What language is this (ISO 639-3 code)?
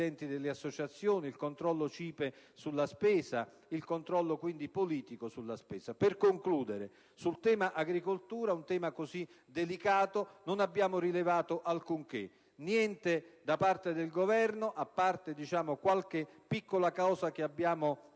ita